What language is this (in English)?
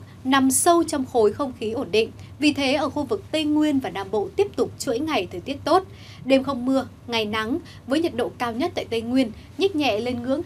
Vietnamese